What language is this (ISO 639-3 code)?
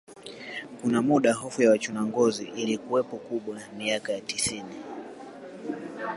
swa